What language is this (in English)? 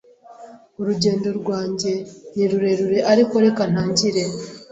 Kinyarwanda